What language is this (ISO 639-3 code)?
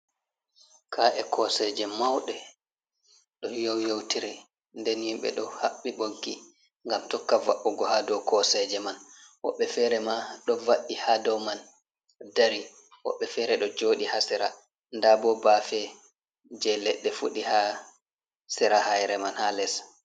ful